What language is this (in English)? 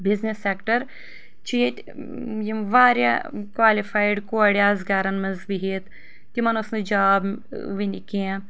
Kashmiri